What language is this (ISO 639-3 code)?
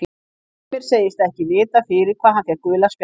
isl